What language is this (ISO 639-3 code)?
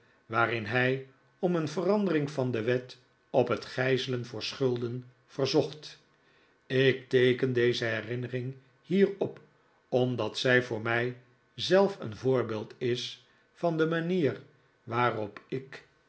nld